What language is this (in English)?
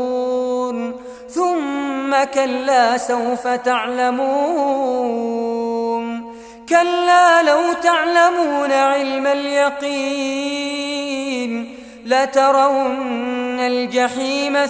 Arabic